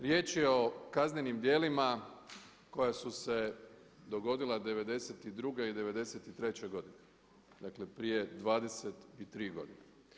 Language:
Croatian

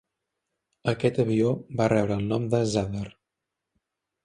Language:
Catalan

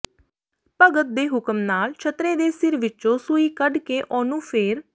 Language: Punjabi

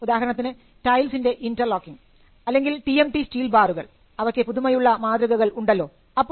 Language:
Malayalam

